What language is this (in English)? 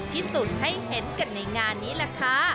Thai